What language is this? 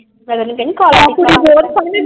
Punjabi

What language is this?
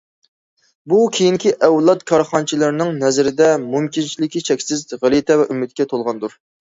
Uyghur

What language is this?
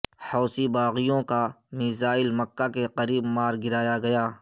Urdu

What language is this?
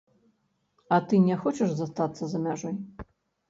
Belarusian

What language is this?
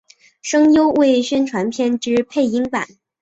Chinese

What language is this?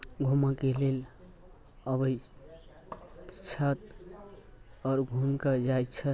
Maithili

